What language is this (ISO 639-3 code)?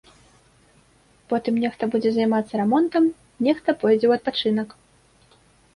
bel